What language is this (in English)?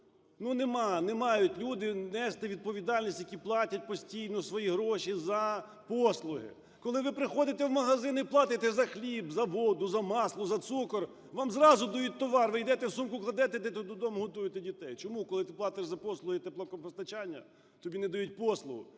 Ukrainian